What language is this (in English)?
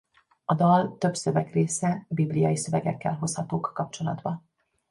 Hungarian